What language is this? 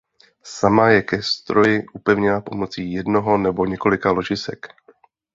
Czech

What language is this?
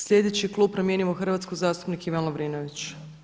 Croatian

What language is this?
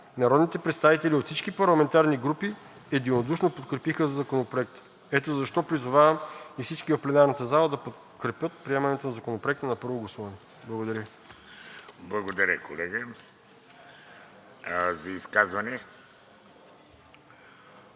Bulgarian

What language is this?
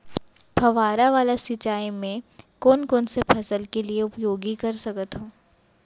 Chhattisgarhi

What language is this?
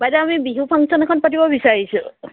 Assamese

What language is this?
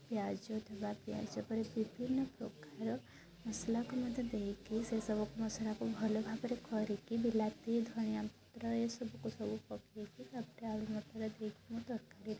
Odia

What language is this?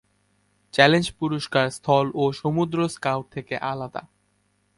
Bangla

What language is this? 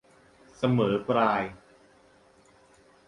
Thai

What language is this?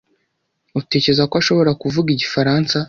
Kinyarwanda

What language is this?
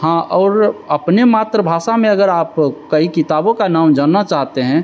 Hindi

